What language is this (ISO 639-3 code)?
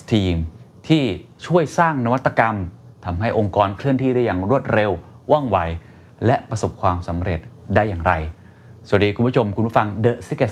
tha